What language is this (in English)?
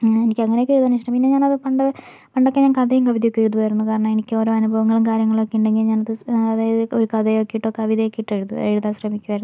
Malayalam